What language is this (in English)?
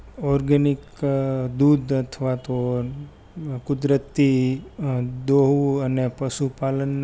Gujarati